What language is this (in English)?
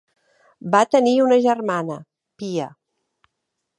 Catalan